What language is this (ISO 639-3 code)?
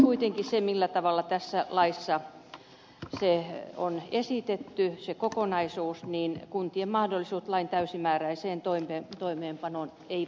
fin